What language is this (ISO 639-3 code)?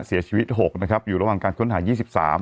tha